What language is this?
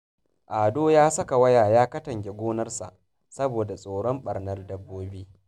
Hausa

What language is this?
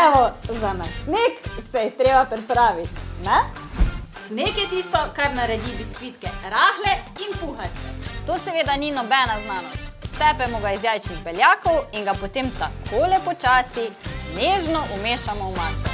Slovenian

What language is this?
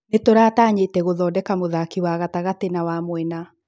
Kikuyu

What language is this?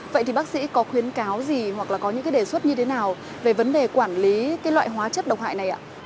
Vietnamese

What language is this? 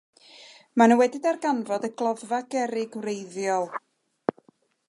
Welsh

